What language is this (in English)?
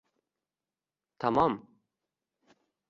Uzbek